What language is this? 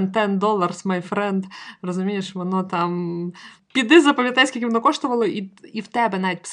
Ukrainian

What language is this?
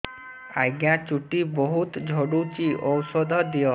Odia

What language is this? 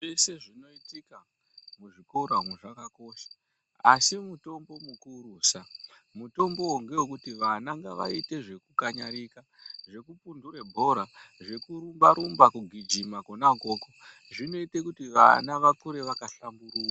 Ndau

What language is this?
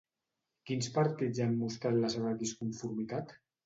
Catalan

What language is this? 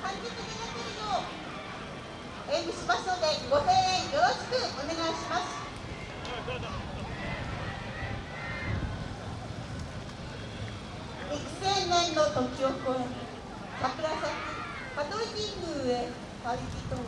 Japanese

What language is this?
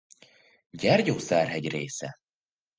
Hungarian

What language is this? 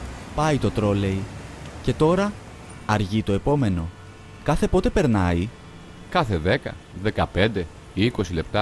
Greek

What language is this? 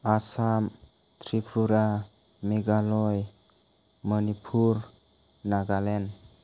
Bodo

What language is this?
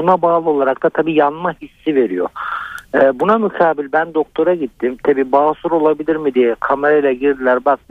Turkish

